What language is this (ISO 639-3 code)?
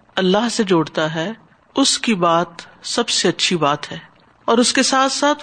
urd